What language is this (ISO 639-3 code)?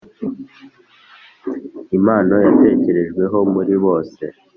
kin